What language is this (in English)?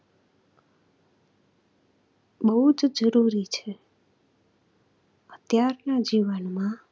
Gujarati